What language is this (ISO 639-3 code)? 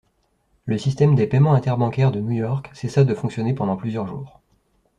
fra